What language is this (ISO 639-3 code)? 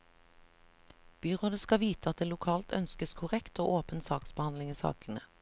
nor